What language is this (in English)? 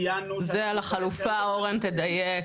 Hebrew